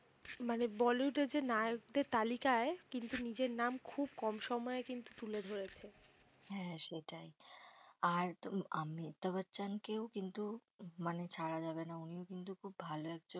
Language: Bangla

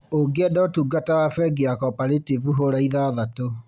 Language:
Kikuyu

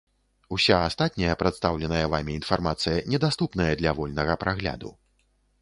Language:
Belarusian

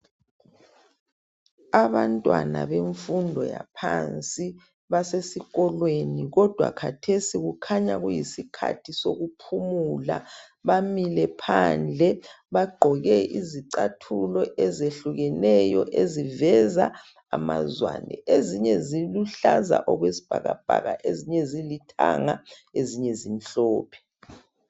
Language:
North Ndebele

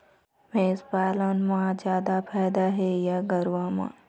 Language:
Chhattisgarhi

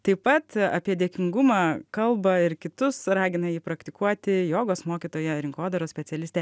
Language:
Lithuanian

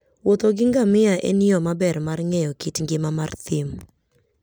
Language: Luo (Kenya and Tanzania)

